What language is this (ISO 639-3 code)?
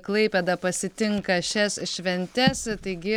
lit